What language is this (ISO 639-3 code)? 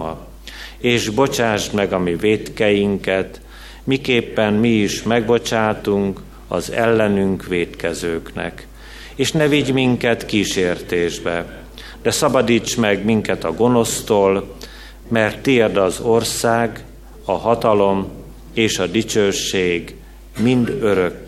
hun